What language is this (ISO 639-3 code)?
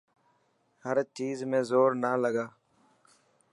mki